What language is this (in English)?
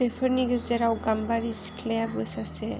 Bodo